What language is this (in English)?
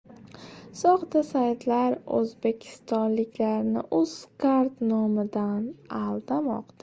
Uzbek